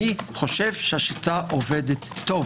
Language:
Hebrew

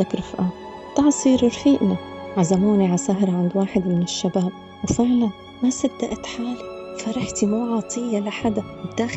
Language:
Arabic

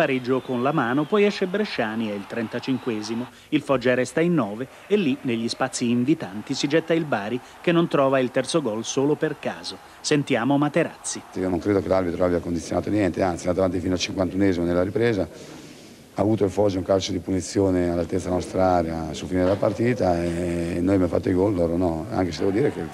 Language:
Italian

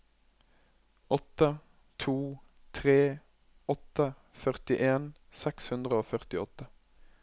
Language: Norwegian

